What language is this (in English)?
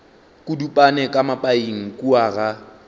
Northern Sotho